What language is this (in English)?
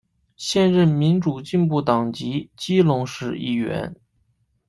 Chinese